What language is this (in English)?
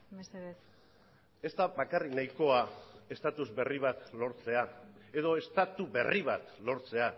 Basque